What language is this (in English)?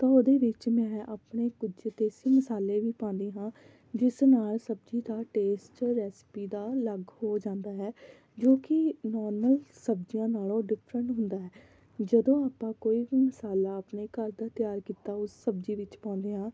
Punjabi